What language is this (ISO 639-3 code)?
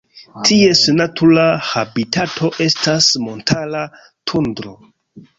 epo